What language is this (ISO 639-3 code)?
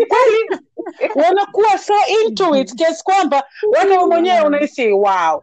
swa